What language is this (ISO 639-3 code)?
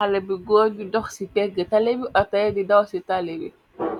wol